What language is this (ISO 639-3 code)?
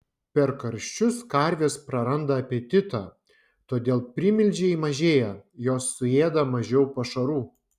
lit